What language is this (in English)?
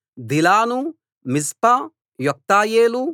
Telugu